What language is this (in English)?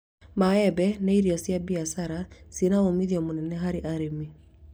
Kikuyu